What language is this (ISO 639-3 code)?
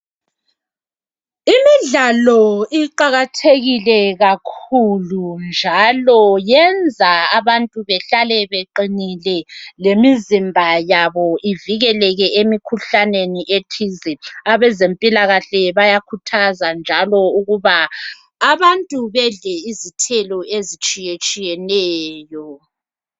nde